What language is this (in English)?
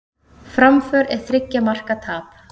Icelandic